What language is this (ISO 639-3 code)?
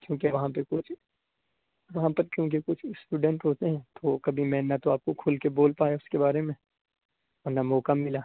urd